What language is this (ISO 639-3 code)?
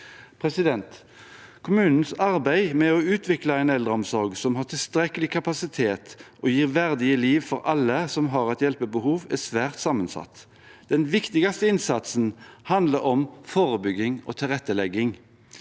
nor